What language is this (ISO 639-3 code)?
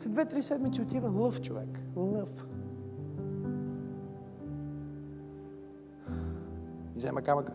bul